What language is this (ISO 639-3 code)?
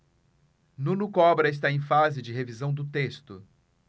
por